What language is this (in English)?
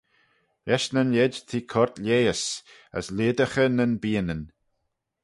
Manx